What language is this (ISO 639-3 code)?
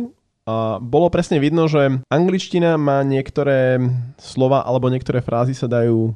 slk